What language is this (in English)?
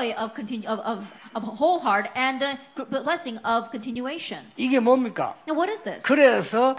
Korean